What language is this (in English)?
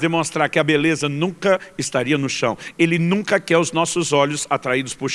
Portuguese